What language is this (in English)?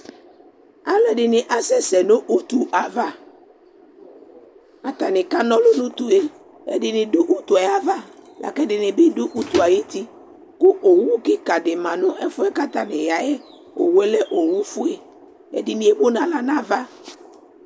Ikposo